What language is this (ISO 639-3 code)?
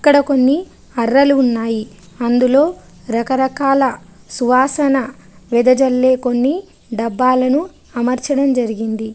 tel